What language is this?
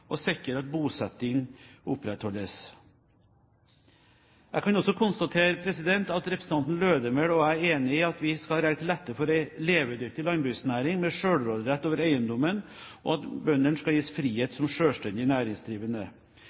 Norwegian Bokmål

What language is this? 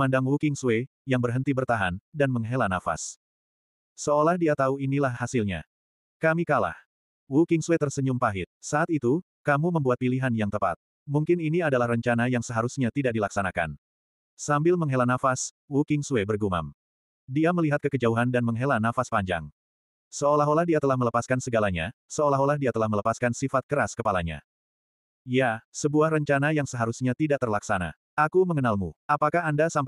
Indonesian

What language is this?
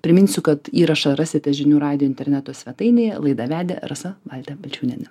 Lithuanian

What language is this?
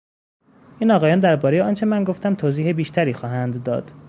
Persian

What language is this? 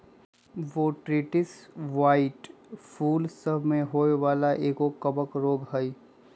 Magahi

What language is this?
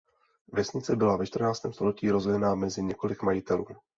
Czech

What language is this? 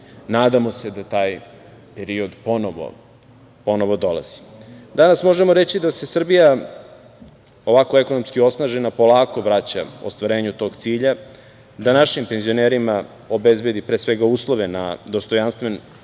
Serbian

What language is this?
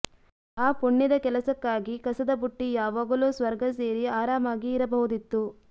Kannada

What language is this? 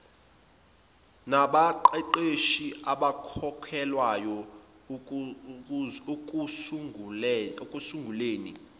Zulu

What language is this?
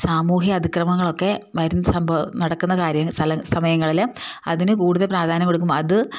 Malayalam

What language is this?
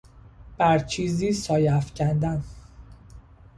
Persian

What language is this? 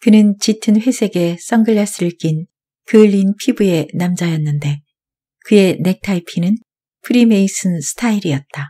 Korean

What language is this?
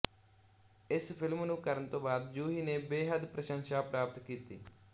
Punjabi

